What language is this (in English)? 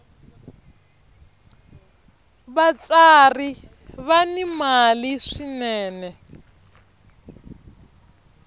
Tsonga